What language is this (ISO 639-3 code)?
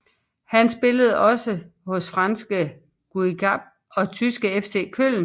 dan